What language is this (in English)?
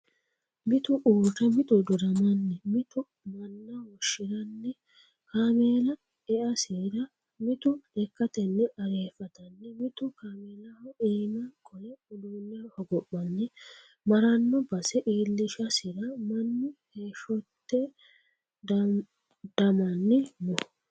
Sidamo